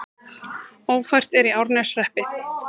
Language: Icelandic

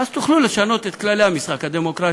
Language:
Hebrew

